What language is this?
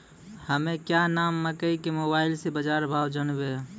Maithili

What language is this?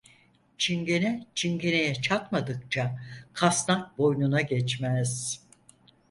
Turkish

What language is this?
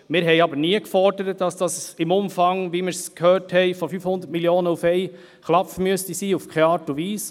Swiss German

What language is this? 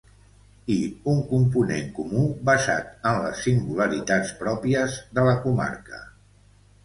Catalan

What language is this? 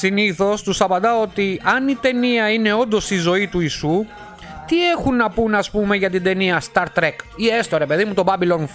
Greek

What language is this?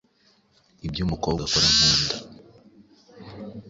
Kinyarwanda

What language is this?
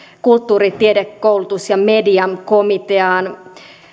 Finnish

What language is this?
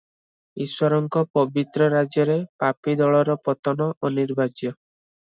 Odia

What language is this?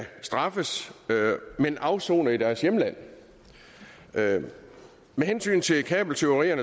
Danish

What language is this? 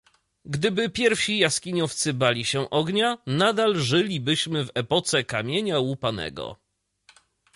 Polish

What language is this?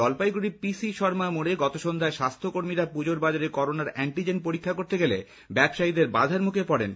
Bangla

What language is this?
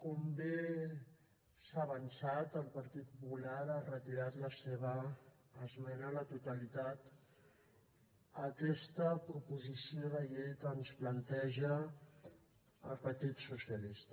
Catalan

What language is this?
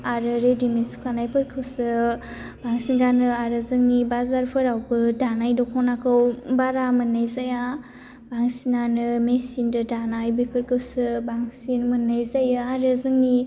Bodo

